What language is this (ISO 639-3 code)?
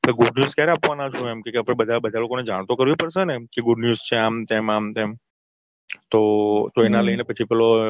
guj